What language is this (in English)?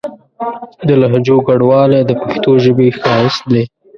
Pashto